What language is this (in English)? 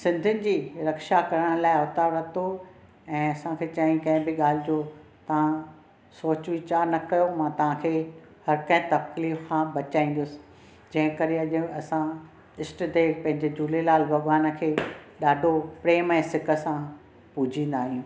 Sindhi